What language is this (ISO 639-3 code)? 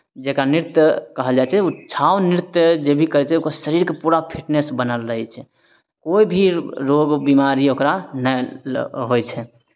mai